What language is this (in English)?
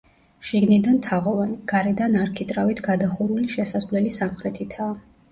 Georgian